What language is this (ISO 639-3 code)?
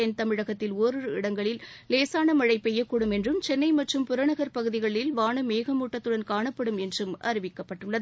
tam